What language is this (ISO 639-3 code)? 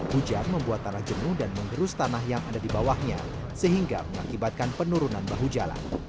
ind